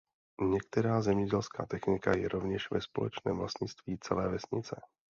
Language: Czech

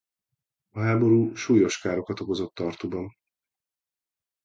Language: Hungarian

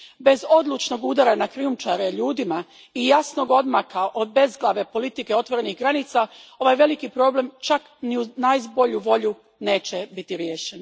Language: Croatian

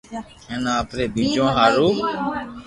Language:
Loarki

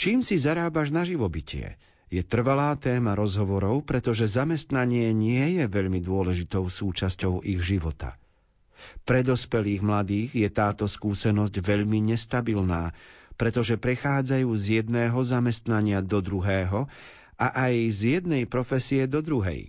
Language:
Slovak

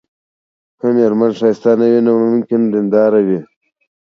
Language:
Pashto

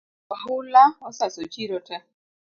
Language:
Luo (Kenya and Tanzania)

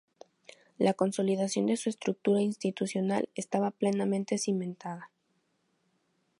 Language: Spanish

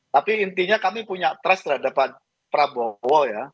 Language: Indonesian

